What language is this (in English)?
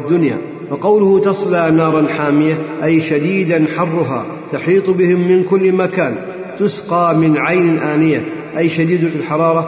Arabic